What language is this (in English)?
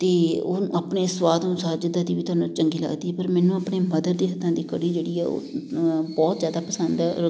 Punjabi